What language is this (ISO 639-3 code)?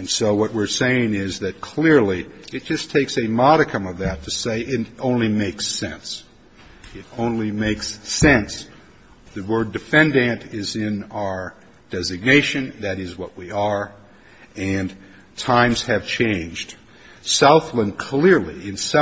eng